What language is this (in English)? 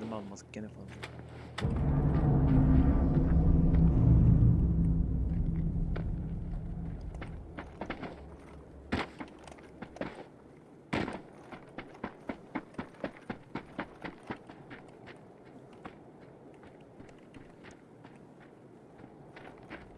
Turkish